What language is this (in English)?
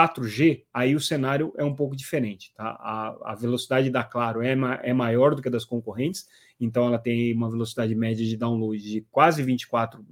Portuguese